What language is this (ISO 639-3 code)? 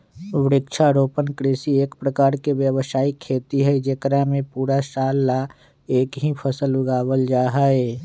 mag